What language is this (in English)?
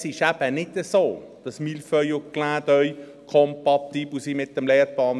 Swiss German